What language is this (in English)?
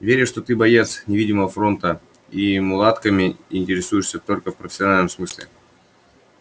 Russian